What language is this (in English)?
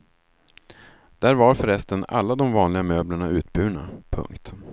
Swedish